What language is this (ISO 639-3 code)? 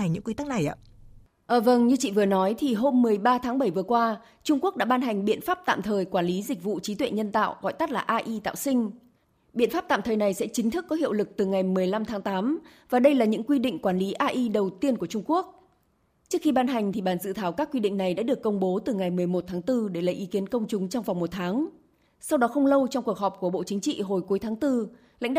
vie